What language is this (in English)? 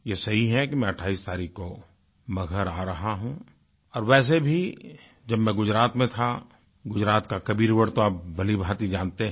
Hindi